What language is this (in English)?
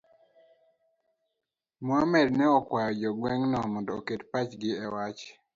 Luo (Kenya and Tanzania)